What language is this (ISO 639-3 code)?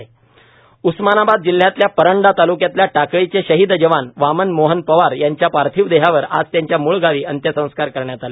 mar